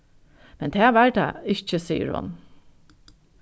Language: Faroese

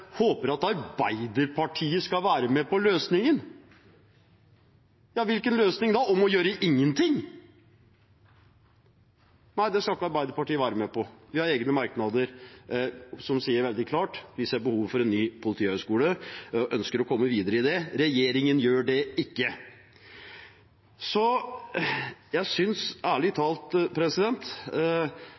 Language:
Norwegian Bokmål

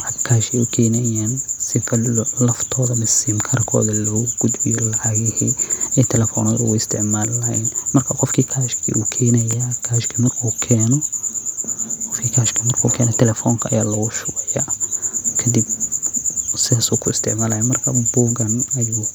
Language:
Somali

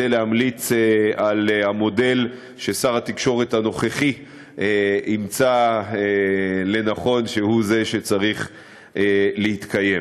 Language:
Hebrew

